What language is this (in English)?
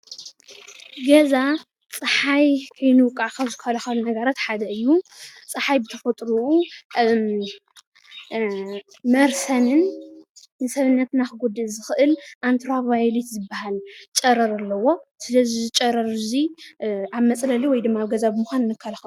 Tigrinya